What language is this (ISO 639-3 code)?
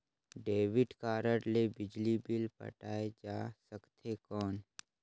hne